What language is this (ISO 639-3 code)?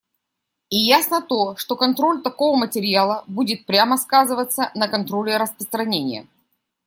rus